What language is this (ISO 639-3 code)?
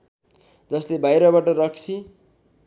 nep